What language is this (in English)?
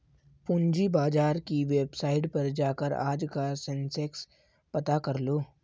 Hindi